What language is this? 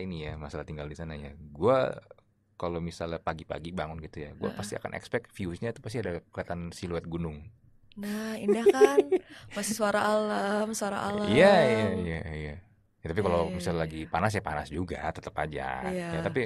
Indonesian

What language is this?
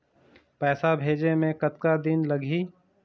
Chhattisgarhi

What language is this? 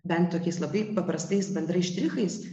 Lithuanian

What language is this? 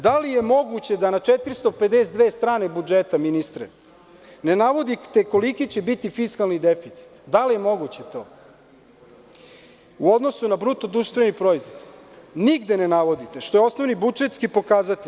Serbian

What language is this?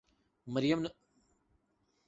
Urdu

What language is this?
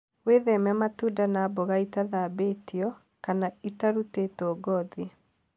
Kikuyu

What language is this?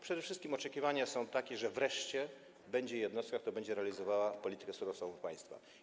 Polish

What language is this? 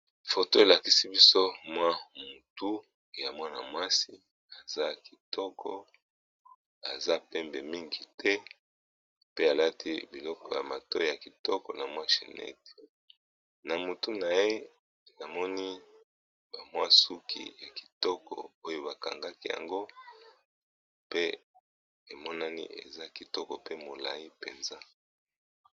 Lingala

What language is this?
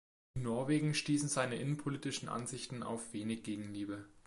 German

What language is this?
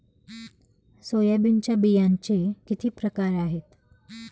Marathi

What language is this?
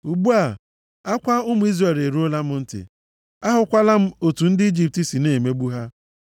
Igbo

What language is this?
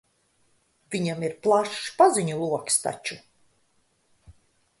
Latvian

